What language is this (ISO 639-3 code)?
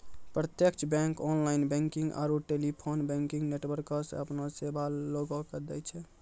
mai